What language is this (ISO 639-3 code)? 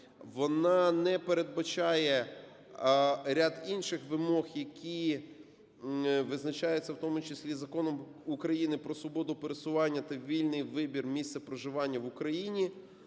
ukr